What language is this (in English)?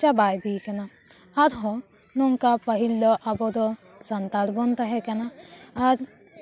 Santali